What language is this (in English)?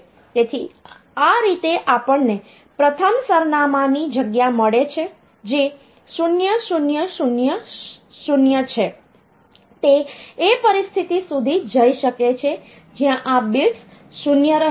Gujarati